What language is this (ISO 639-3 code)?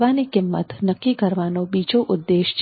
guj